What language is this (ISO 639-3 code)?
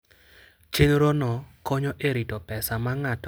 luo